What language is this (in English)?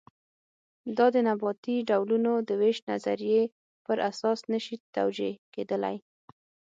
Pashto